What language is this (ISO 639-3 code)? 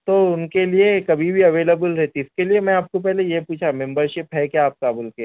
urd